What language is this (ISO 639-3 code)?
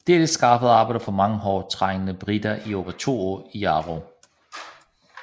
dan